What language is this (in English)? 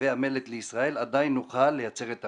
Hebrew